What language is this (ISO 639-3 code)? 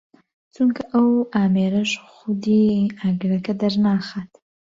ckb